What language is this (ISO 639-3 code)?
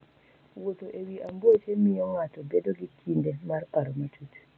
luo